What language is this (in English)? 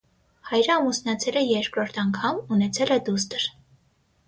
Armenian